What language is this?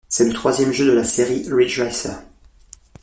French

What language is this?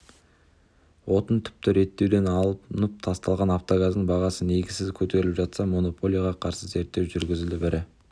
Kazakh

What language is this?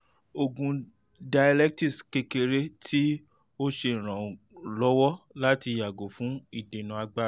Yoruba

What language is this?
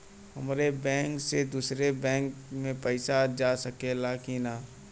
Bhojpuri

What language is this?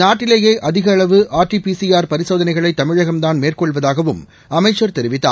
Tamil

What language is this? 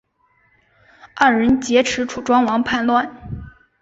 Chinese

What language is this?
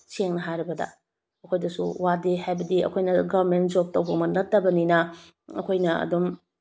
Manipuri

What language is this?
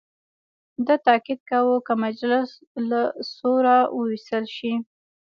Pashto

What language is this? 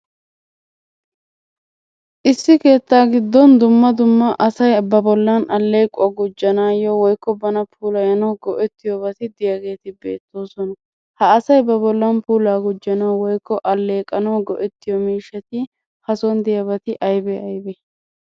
Wolaytta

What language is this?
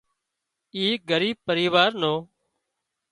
Wadiyara Koli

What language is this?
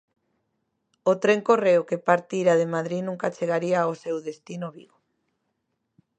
Galician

